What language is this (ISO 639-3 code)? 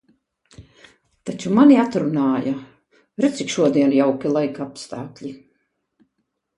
lav